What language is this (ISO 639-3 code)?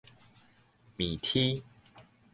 nan